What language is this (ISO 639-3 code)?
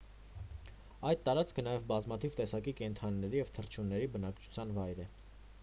hye